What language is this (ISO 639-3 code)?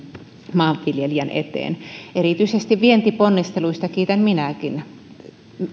fin